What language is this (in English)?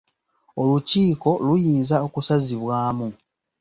Ganda